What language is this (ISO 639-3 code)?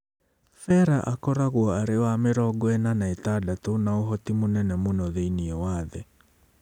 kik